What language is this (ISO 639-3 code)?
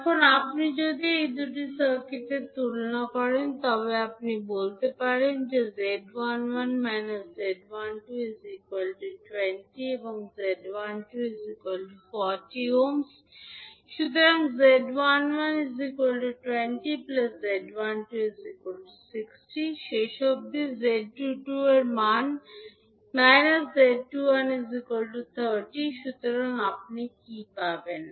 ben